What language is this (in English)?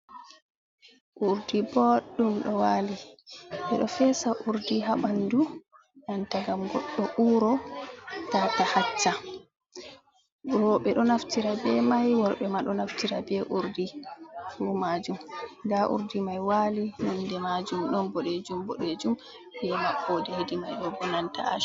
Fula